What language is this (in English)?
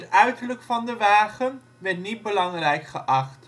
Dutch